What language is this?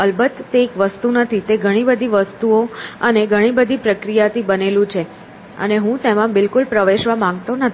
Gujarati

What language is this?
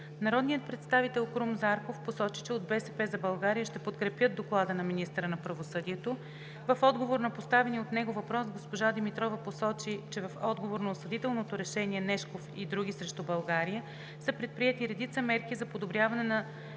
Bulgarian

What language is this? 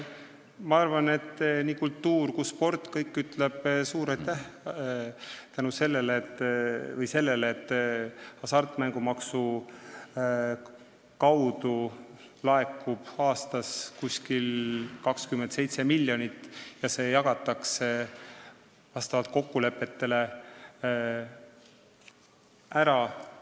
Estonian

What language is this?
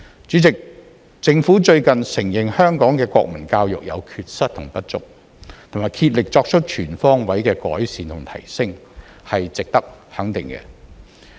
Cantonese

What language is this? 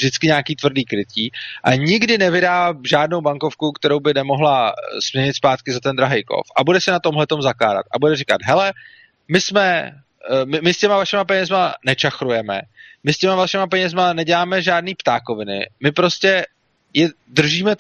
Czech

